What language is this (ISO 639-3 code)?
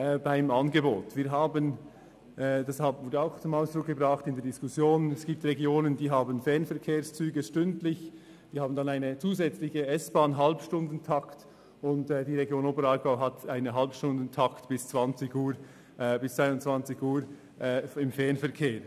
gsw